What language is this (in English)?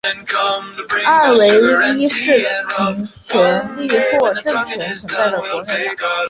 Chinese